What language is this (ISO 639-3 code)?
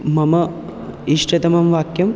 san